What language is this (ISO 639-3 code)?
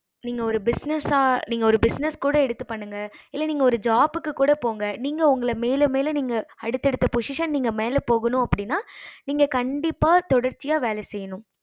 tam